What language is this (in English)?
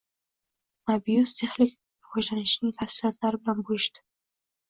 Uzbek